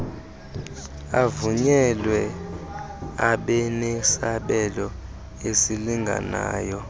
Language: Xhosa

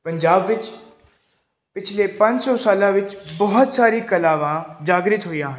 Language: Punjabi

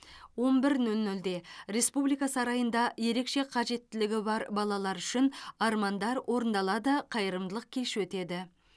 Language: Kazakh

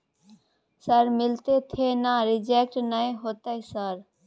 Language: Maithili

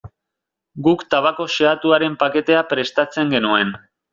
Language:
Basque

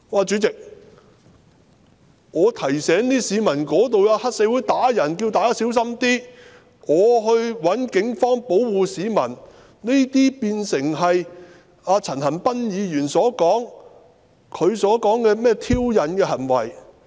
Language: Cantonese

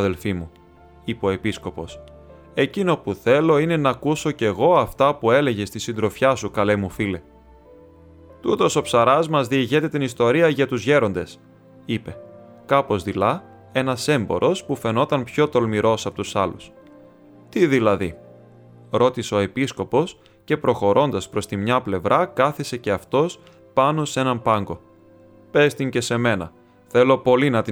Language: Greek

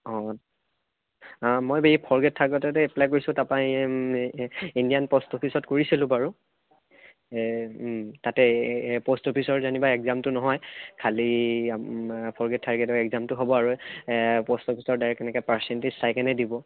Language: Assamese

